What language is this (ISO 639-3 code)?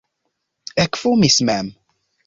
epo